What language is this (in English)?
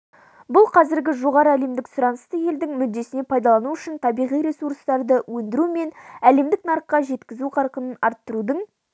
Kazakh